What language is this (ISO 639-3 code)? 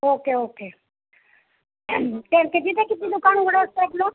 mar